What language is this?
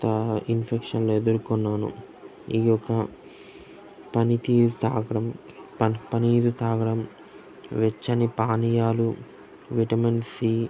Telugu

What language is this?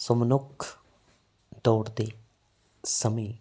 Punjabi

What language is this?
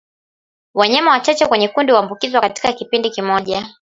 Swahili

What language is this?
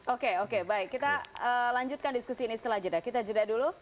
Indonesian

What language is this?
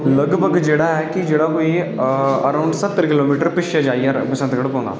Dogri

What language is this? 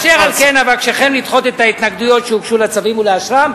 Hebrew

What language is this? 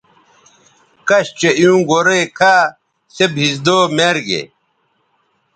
Bateri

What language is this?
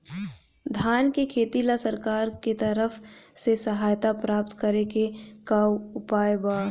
Bhojpuri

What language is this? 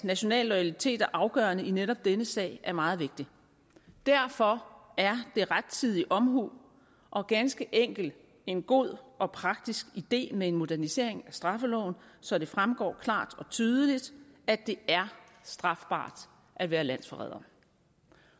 Danish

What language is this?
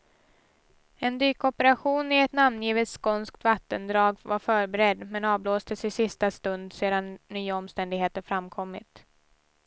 Swedish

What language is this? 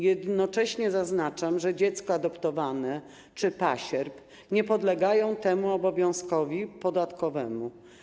Polish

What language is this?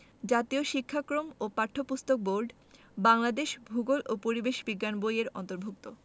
Bangla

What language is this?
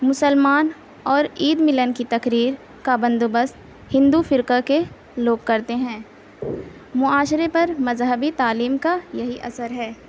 Urdu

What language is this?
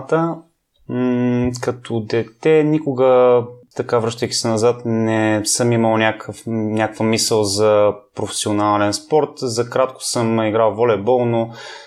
Bulgarian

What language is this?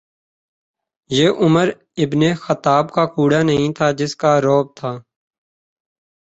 Urdu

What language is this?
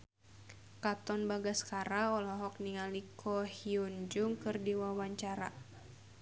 Sundanese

